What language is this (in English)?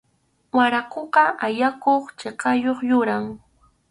Arequipa-La Unión Quechua